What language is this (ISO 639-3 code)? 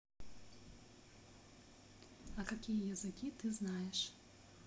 rus